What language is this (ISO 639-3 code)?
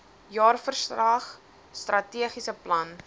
afr